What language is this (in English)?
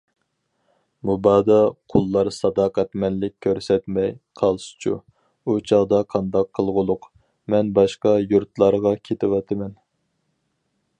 Uyghur